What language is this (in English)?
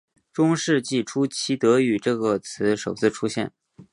Chinese